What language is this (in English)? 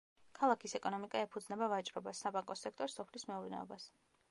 Georgian